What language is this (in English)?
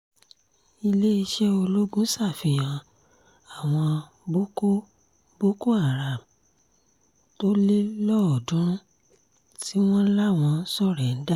Yoruba